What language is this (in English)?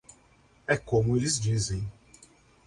Portuguese